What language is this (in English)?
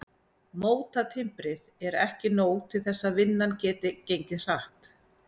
Icelandic